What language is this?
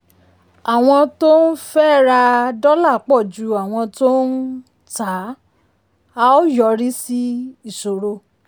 Yoruba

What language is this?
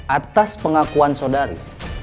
Indonesian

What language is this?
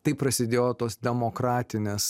Lithuanian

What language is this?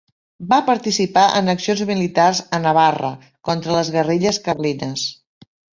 Catalan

